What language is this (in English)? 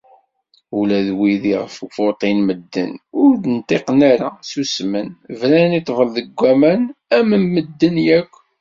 Kabyle